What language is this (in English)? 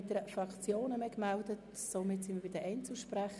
Swiss German